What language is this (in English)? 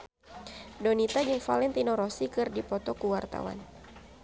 Sundanese